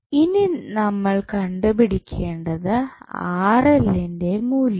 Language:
Malayalam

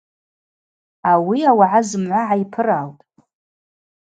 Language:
Abaza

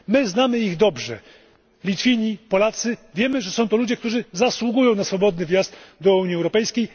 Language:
Polish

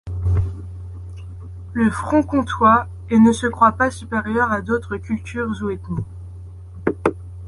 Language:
French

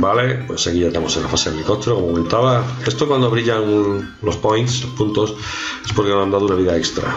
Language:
Spanish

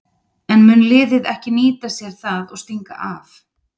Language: Icelandic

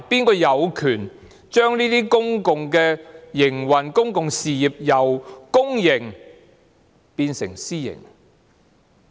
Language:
Cantonese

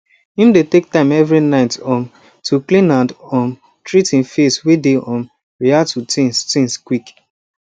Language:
Nigerian Pidgin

